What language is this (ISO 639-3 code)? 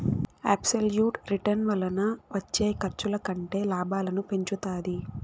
tel